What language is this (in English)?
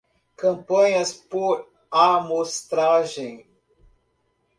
Portuguese